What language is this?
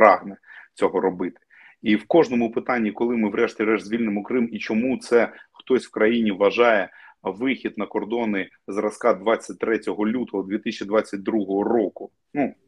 Ukrainian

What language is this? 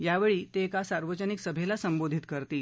Marathi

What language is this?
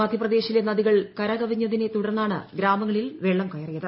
Malayalam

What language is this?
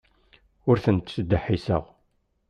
Kabyle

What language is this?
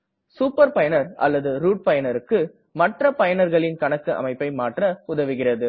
Tamil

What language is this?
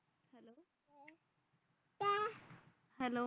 Marathi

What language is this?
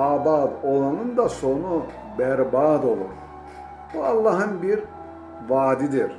Turkish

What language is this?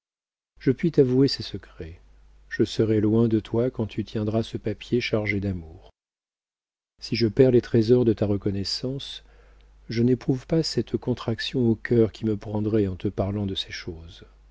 French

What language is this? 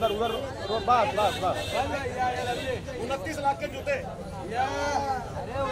Hindi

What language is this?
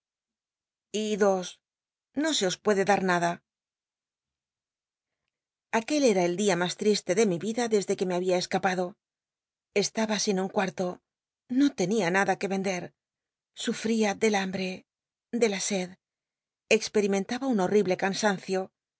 Spanish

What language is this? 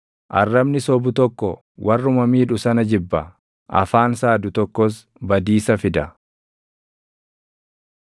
Oromo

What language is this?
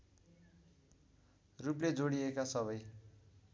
Nepali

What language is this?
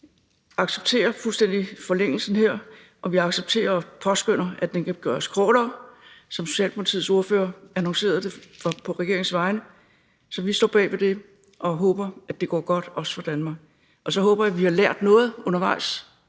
Danish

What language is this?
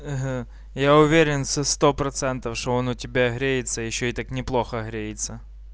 Russian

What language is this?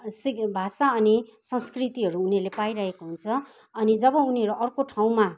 Nepali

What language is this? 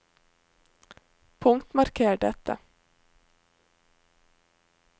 Norwegian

